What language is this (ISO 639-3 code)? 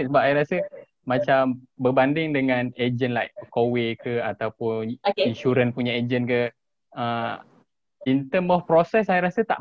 msa